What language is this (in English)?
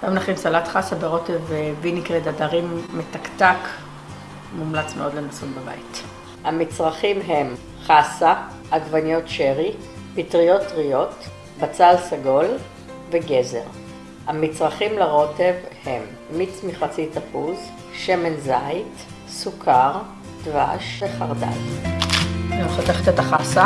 Hebrew